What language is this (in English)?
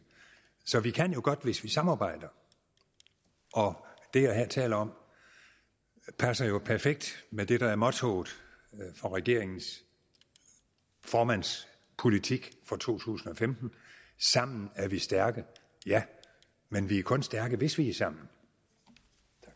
Danish